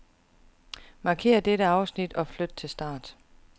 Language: Danish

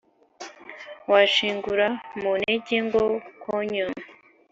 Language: Kinyarwanda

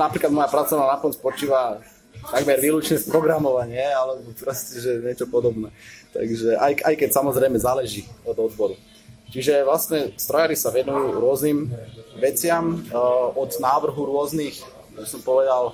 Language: Slovak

